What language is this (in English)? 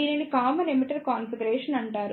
Telugu